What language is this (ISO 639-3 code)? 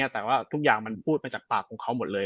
tha